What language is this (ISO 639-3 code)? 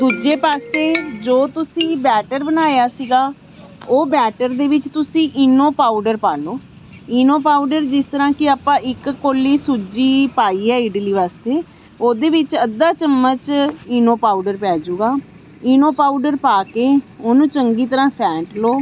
pan